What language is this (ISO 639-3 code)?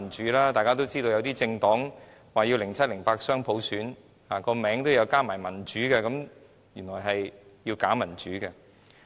yue